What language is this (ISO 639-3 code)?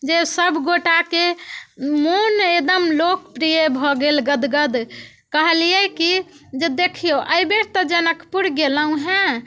mai